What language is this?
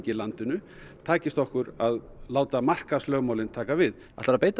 Icelandic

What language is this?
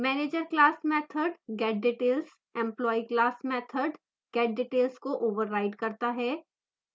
Hindi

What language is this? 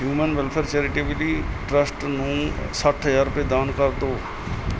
Punjabi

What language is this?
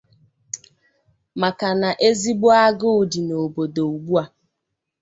Igbo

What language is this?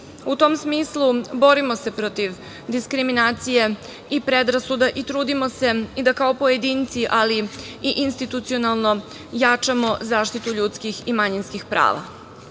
Serbian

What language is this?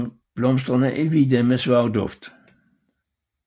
Danish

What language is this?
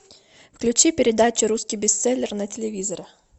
Russian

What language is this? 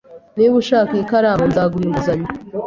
Kinyarwanda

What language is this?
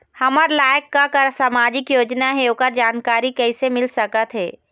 Chhattisgarhi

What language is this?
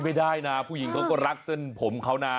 Thai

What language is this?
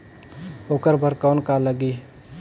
Chhattisgarhi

